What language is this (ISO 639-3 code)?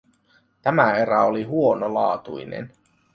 fin